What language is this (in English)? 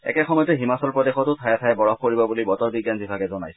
Assamese